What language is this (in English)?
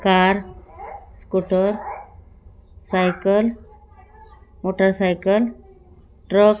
Marathi